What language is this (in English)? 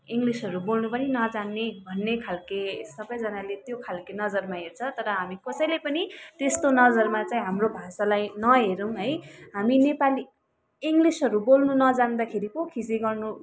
Nepali